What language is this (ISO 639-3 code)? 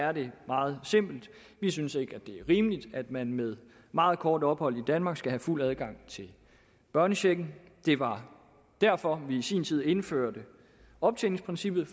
dan